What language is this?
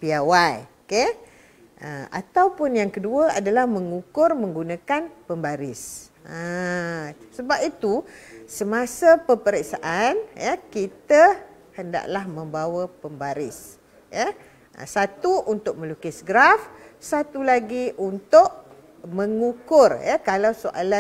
Malay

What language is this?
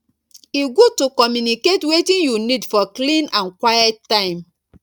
Nigerian Pidgin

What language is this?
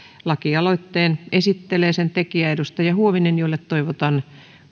Finnish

